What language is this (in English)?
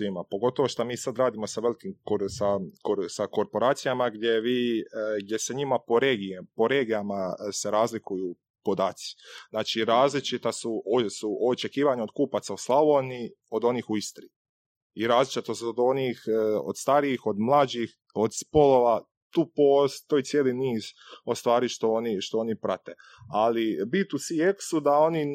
Croatian